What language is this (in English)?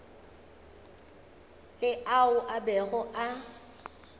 Northern Sotho